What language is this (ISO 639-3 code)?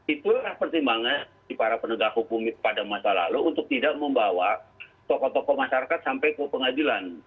ind